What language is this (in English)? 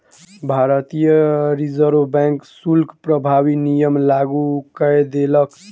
Maithili